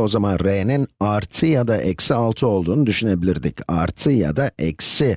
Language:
Turkish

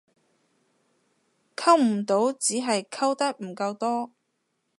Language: Cantonese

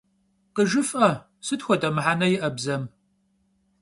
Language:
Kabardian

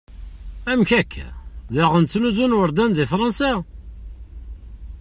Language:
Kabyle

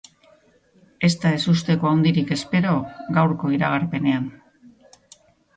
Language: Basque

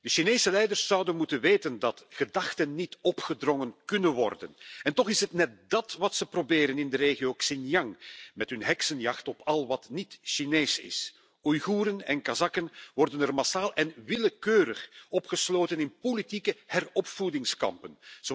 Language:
Dutch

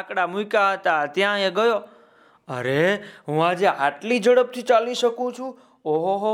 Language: Gujarati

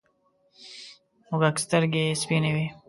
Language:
Pashto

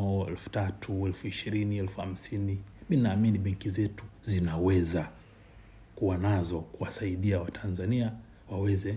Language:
Swahili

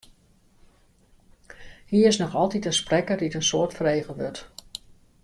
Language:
Western Frisian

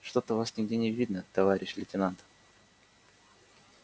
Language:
Russian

